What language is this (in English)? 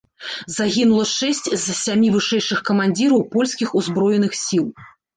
Belarusian